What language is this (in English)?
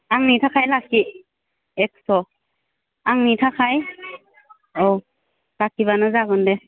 Bodo